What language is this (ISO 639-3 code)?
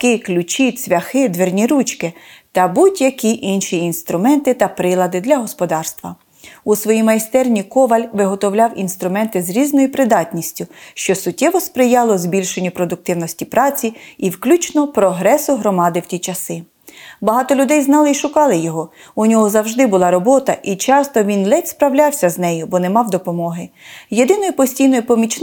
ukr